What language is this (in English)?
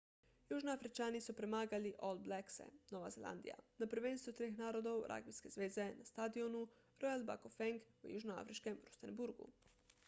Slovenian